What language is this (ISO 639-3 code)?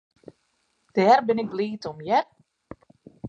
fry